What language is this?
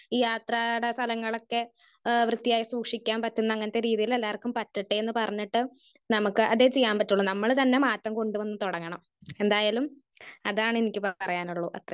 Malayalam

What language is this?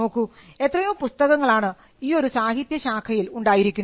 Malayalam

